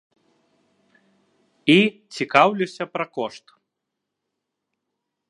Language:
Belarusian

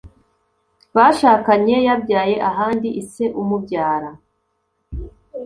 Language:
Kinyarwanda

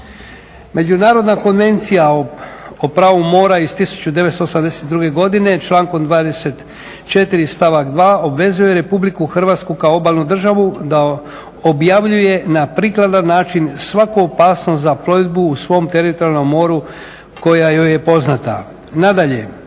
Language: Croatian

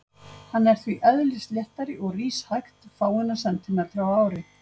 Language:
Icelandic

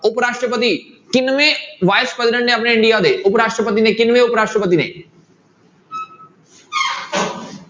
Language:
Punjabi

